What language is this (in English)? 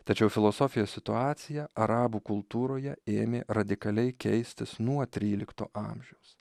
Lithuanian